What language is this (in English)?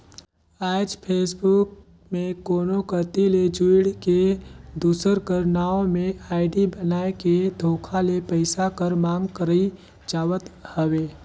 Chhattisgarhi